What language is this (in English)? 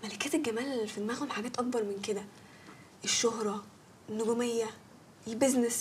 Arabic